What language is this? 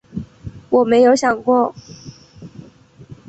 Chinese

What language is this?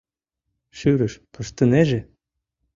Mari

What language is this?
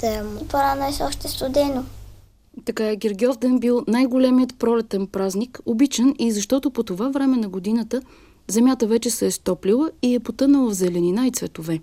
Bulgarian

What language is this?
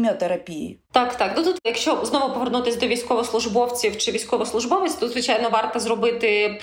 Ukrainian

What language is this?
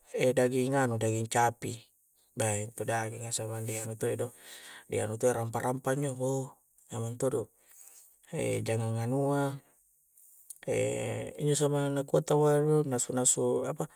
Coastal Konjo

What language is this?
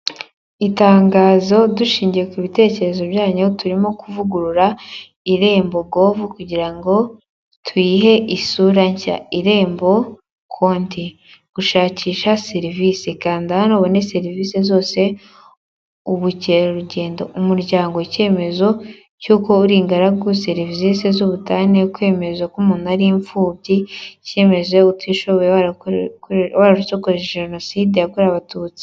Kinyarwanda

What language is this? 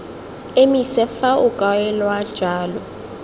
Tswana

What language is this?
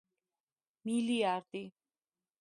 Georgian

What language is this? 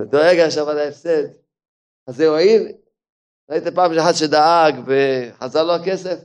Hebrew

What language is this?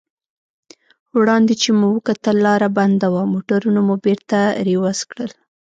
Pashto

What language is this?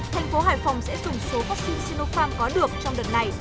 Vietnamese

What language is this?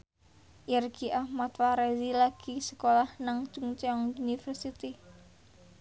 Javanese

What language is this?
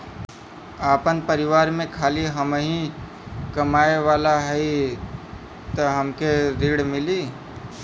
Bhojpuri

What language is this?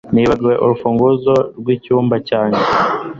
Kinyarwanda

